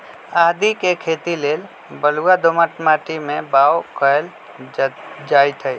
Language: Magahi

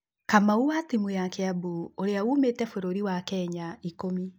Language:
Kikuyu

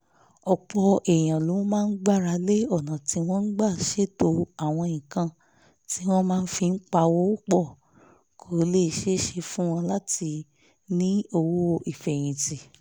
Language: Yoruba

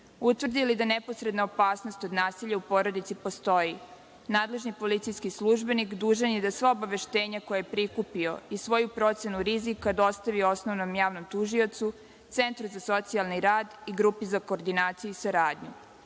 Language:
Serbian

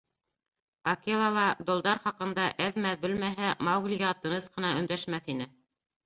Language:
Bashkir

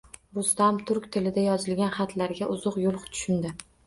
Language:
Uzbek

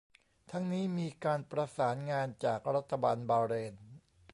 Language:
Thai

